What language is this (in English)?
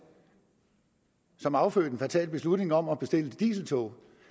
Danish